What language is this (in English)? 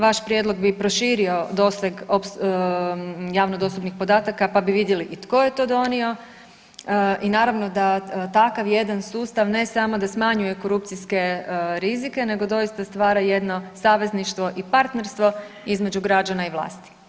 Croatian